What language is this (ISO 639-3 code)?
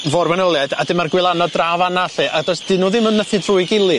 cym